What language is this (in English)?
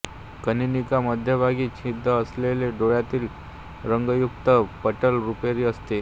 Marathi